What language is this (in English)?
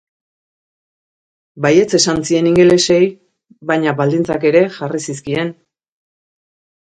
Basque